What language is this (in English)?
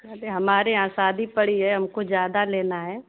Hindi